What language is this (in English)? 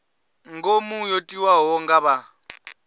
Venda